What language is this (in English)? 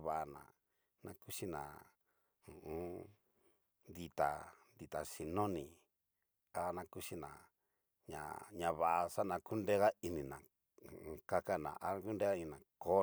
Cacaloxtepec Mixtec